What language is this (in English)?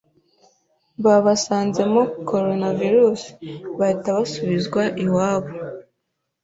Kinyarwanda